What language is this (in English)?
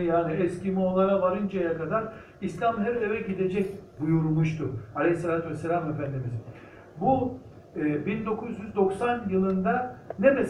Turkish